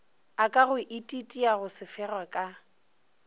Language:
Northern Sotho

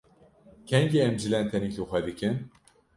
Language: Kurdish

